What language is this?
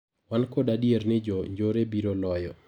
Luo (Kenya and Tanzania)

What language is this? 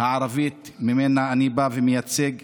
Hebrew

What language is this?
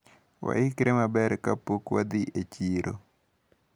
Luo (Kenya and Tanzania)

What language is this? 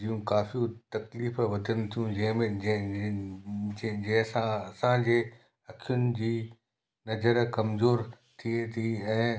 Sindhi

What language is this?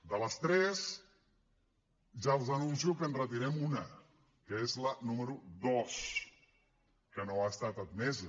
Catalan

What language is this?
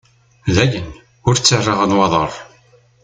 Kabyle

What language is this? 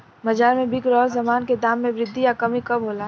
Bhojpuri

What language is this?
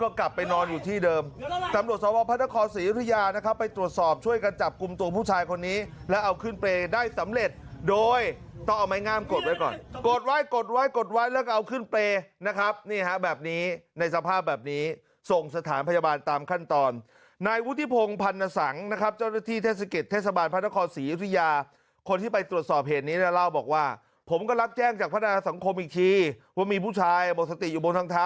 Thai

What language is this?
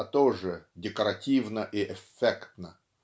Russian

